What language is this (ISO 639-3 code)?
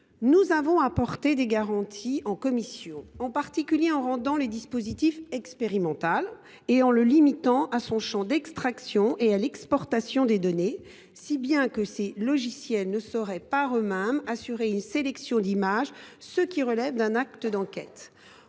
fra